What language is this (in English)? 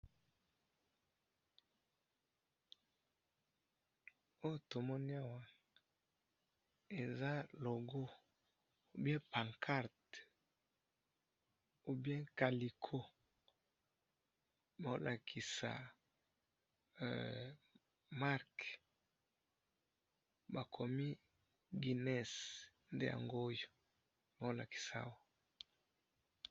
Lingala